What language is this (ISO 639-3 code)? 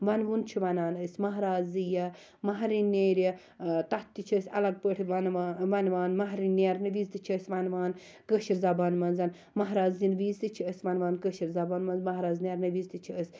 kas